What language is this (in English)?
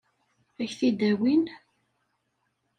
Kabyle